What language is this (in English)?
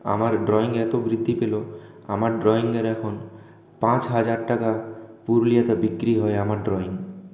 Bangla